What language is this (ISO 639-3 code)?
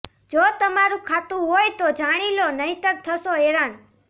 guj